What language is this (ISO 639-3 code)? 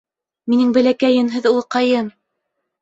bak